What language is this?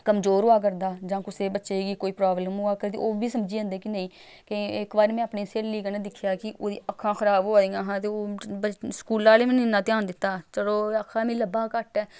Dogri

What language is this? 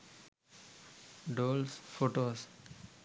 Sinhala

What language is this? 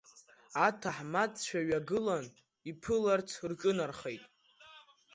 Abkhazian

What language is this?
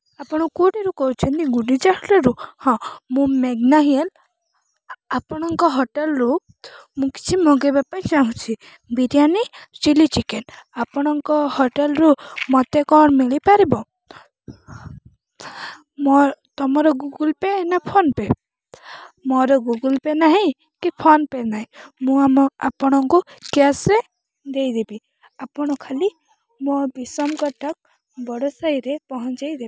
Odia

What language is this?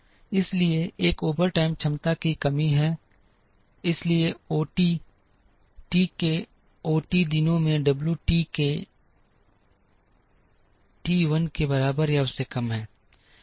Hindi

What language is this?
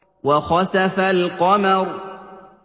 Arabic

